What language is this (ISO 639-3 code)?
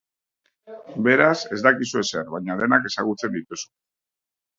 eus